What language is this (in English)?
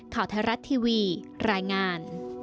Thai